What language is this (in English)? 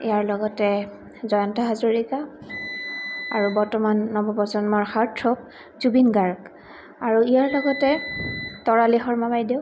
Assamese